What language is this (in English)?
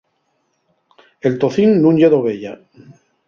Asturian